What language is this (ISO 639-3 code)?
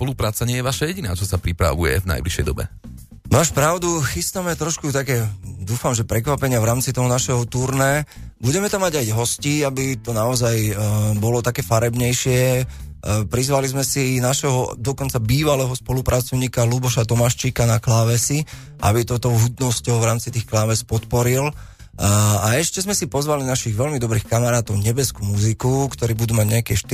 slk